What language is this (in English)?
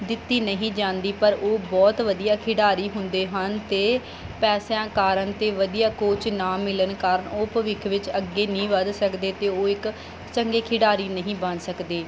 Punjabi